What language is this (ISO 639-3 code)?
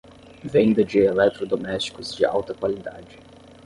por